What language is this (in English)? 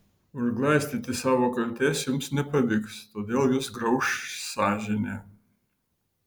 Lithuanian